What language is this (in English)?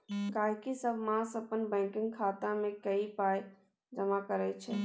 Maithili